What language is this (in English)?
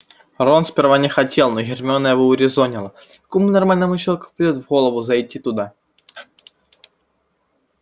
Russian